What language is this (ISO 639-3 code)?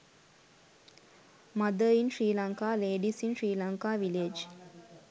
sin